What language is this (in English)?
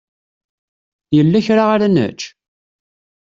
Kabyle